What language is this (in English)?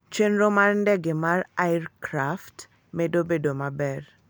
Luo (Kenya and Tanzania)